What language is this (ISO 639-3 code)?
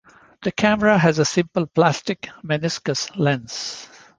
eng